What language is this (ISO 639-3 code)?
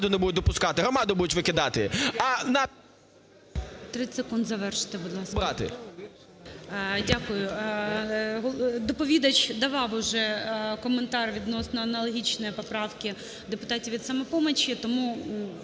ukr